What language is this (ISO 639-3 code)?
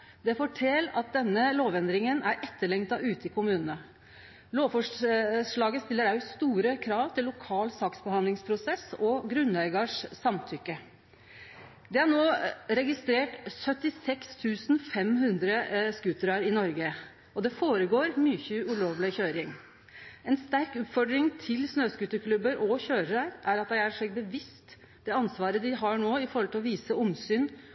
nno